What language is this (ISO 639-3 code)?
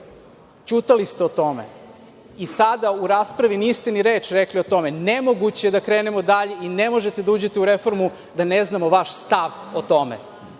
srp